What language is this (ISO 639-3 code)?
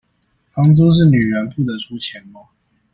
zho